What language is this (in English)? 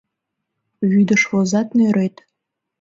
Mari